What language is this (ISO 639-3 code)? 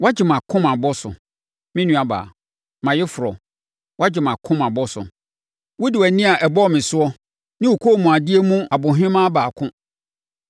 aka